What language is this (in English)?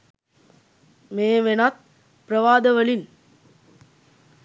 Sinhala